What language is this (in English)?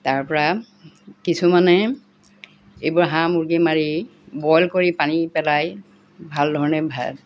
Assamese